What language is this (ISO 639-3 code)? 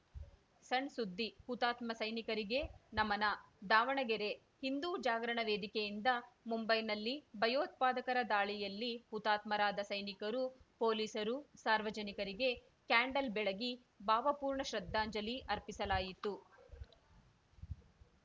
kan